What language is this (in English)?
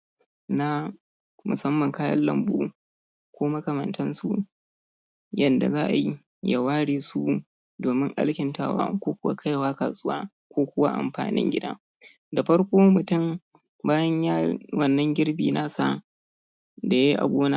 Hausa